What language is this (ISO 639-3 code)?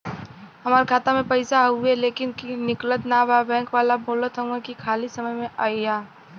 bho